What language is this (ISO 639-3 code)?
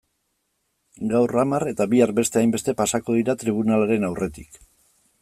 eus